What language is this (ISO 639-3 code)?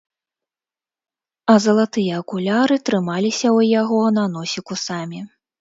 bel